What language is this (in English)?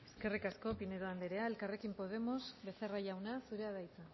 Basque